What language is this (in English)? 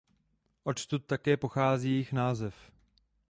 Czech